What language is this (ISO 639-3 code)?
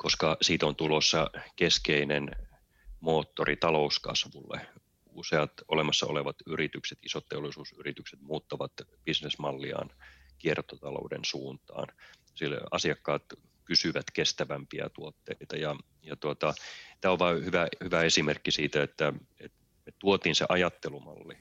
fin